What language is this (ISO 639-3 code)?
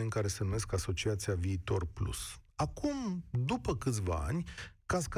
ron